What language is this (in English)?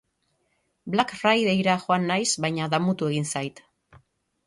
Basque